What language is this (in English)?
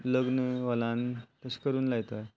Konkani